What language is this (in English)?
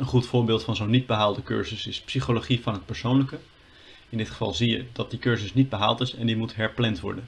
Dutch